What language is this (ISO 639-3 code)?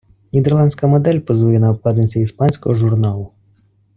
ukr